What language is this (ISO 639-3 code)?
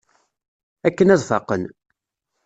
kab